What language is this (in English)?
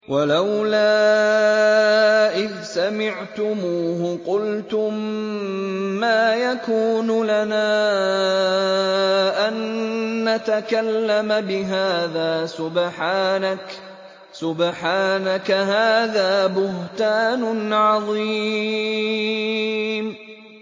Arabic